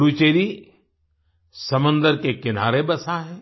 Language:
Hindi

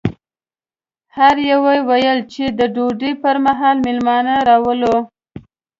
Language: Pashto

